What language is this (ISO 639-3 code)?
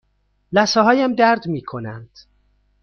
fas